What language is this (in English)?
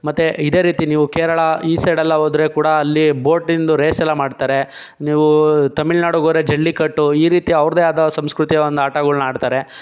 Kannada